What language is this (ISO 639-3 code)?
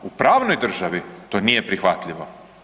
hrv